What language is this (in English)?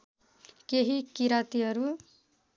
Nepali